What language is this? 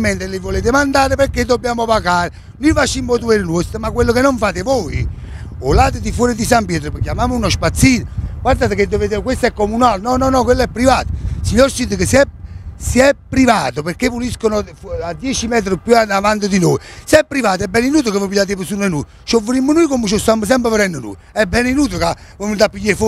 Italian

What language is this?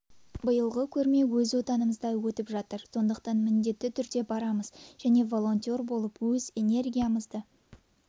Kazakh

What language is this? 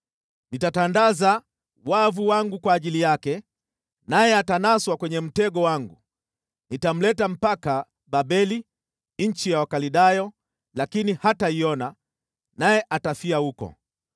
Swahili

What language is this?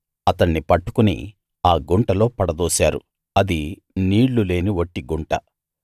Telugu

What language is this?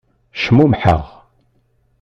Kabyle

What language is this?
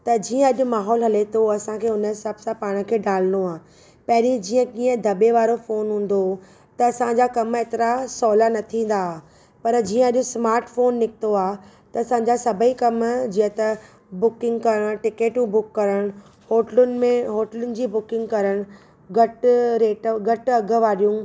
Sindhi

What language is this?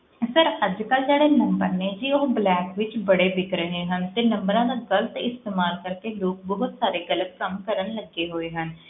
Punjabi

